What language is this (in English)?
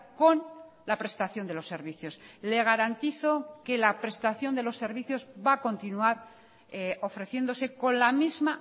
Spanish